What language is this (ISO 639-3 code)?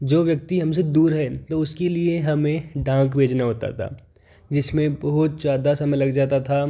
hin